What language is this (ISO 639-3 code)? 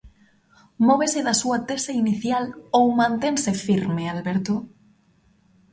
glg